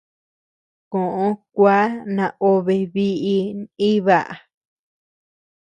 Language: Tepeuxila Cuicatec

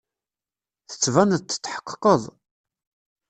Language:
Kabyle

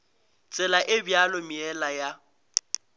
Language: Northern Sotho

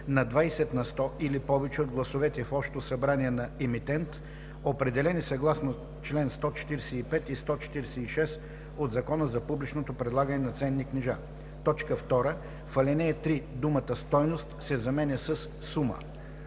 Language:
Bulgarian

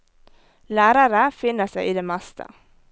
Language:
Norwegian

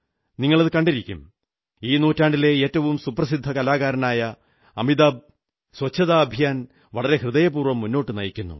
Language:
Malayalam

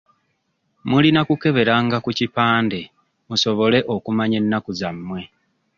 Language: Ganda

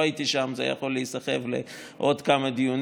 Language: Hebrew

